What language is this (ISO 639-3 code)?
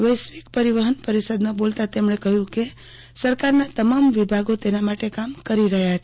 guj